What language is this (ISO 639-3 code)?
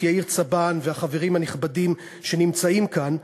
heb